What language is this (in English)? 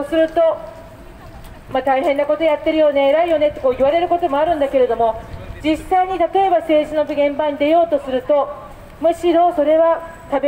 Japanese